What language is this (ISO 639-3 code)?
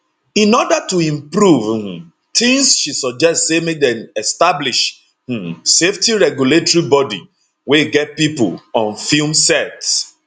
pcm